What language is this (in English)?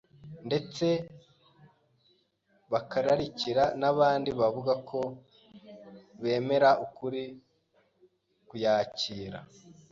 Kinyarwanda